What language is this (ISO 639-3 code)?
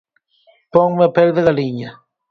glg